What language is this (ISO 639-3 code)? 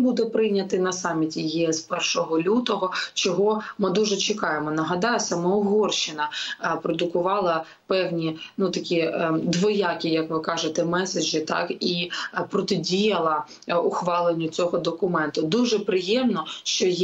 ukr